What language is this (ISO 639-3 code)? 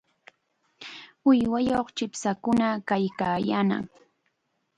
qxa